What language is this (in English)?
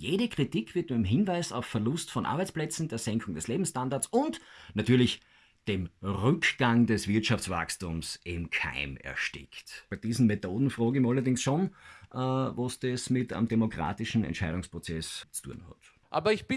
German